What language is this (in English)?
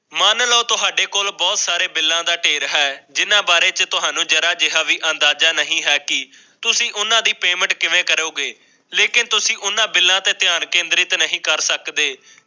Punjabi